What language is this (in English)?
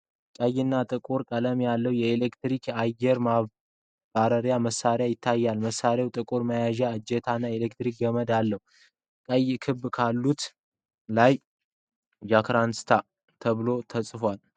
Amharic